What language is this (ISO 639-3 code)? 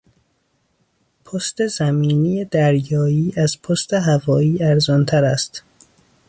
fas